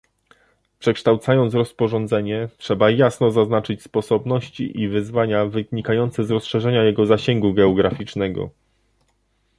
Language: Polish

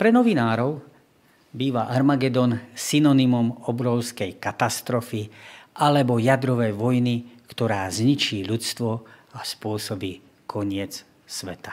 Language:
Slovak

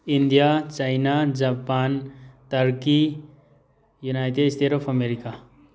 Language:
Manipuri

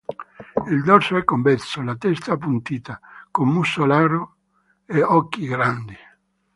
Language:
Italian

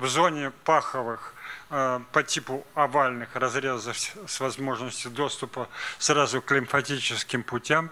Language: Russian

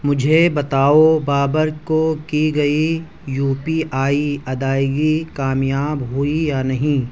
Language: Urdu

